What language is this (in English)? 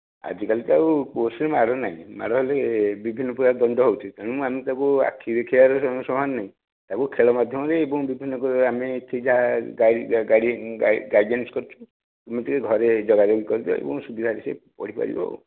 Odia